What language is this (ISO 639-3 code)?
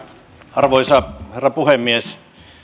fin